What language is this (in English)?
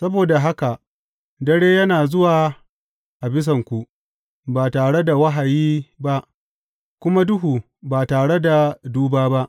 Hausa